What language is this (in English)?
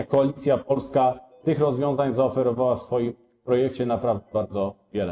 Polish